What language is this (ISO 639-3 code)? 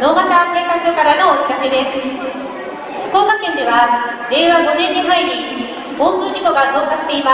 jpn